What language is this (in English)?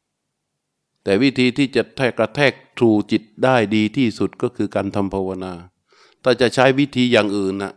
Thai